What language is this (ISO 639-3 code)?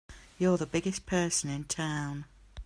eng